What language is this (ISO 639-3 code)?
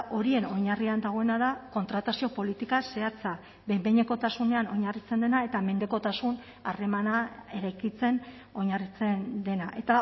eus